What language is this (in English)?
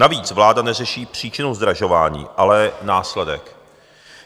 Czech